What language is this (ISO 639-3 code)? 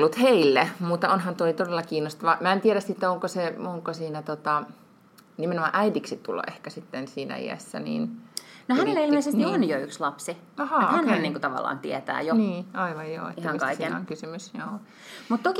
fin